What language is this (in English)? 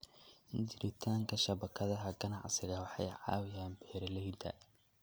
Somali